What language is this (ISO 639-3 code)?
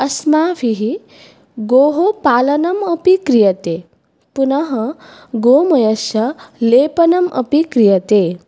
san